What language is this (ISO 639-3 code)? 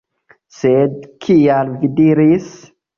epo